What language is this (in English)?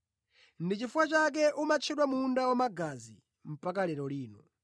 Nyanja